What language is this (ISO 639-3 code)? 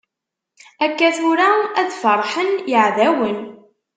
kab